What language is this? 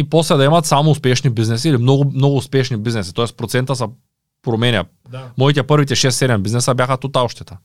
Bulgarian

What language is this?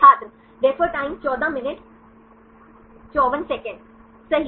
Hindi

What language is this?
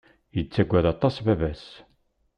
Kabyle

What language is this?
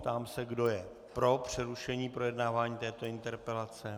Czech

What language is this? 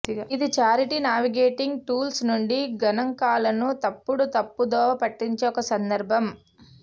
Telugu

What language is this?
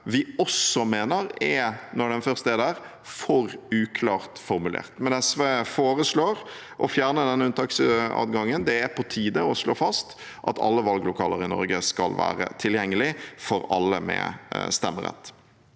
Norwegian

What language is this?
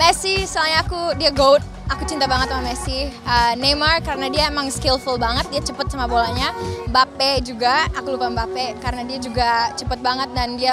Indonesian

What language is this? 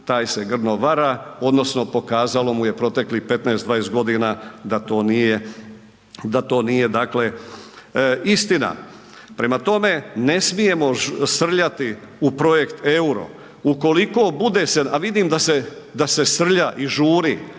Croatian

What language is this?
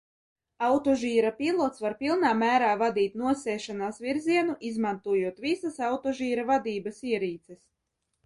Latvian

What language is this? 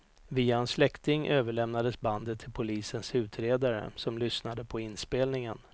Swedish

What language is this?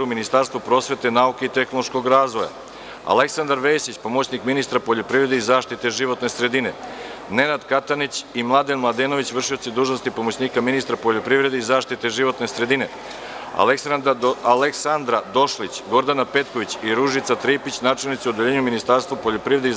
Serbian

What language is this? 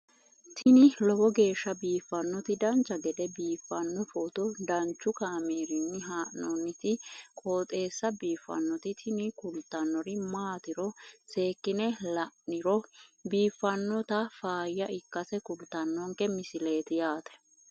Sidamo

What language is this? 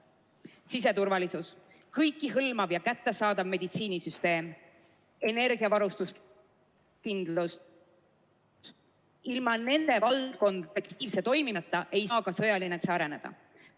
Estonian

